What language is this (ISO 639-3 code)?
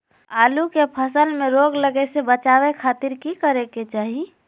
mag